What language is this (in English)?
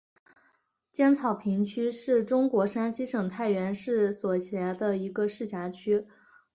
Chinese